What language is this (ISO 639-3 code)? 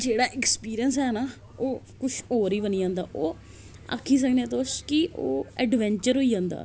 doi